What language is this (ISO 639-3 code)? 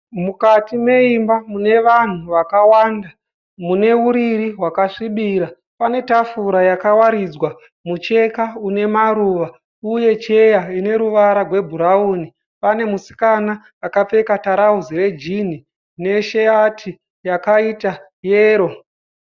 sna